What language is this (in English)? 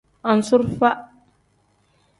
Tem